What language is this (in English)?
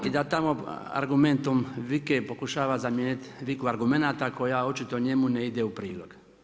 Croatian